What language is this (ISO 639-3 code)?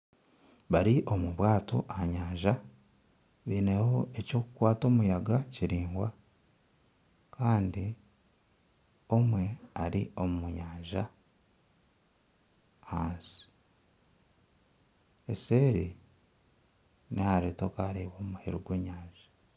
nyn